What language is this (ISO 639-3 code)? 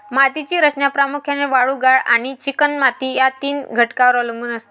mar